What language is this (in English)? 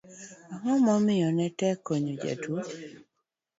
Luo (Kenya and Tanzania)